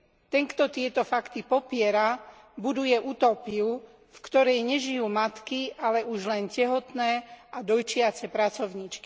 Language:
Slovak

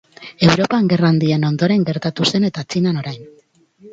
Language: Basque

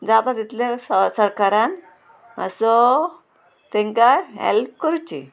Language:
Konkani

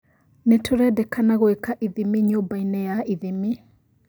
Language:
Kikuyu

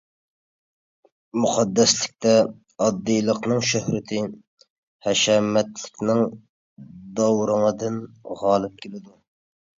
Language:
Uyghur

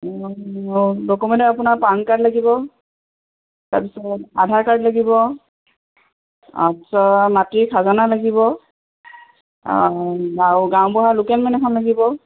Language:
Assamese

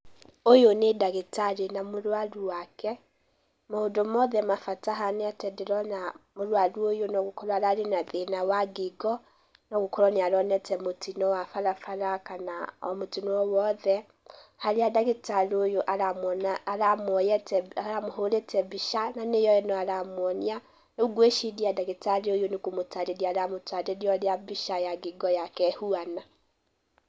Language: Kikuyu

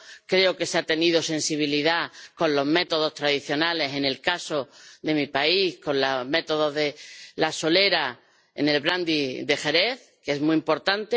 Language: Spanish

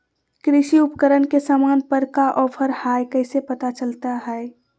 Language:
Magahi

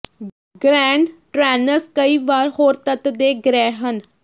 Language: Punjabi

